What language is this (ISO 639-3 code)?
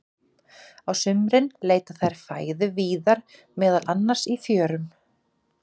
isl